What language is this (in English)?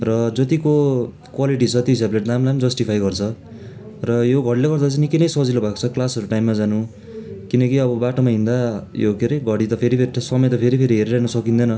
Nepali